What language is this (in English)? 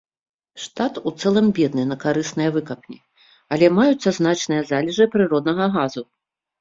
Belarusian